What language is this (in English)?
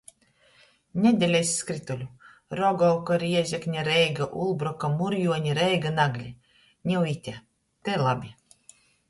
Latgalian